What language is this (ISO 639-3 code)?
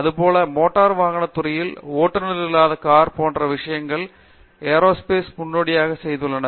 tam